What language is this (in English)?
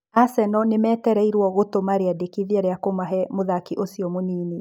Kikuyu